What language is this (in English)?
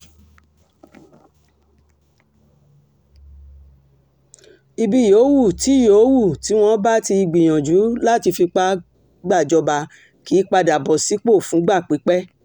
Yoruba